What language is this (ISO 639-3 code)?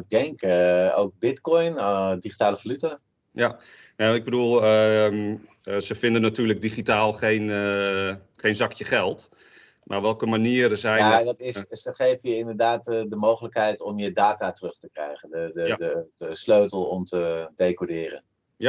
nld